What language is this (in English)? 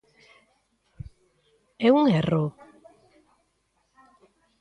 Galician